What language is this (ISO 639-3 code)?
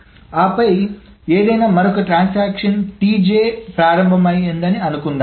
tel